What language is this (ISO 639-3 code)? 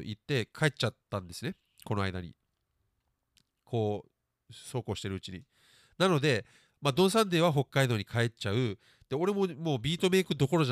jpn